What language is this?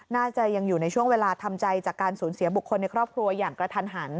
Thai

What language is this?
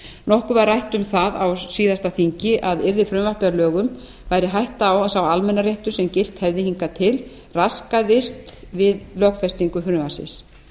Icelandic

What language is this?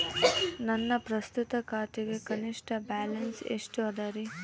Kannada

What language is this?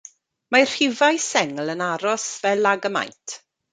Welsh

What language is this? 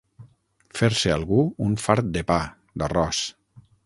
Catalan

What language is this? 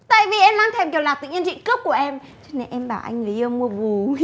Vietnamese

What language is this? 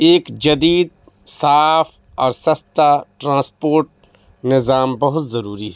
Urdu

